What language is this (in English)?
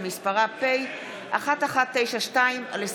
Hebrew